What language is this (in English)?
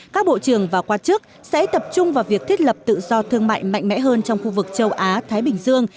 Vietnamese